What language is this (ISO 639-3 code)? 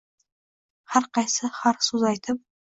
uzb